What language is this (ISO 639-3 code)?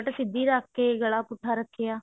pan